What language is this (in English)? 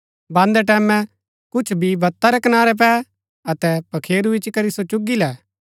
Gaddi